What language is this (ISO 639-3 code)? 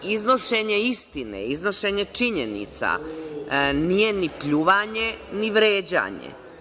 srp